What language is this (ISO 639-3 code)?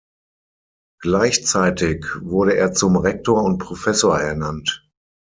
deu